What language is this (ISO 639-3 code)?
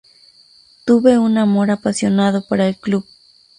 spa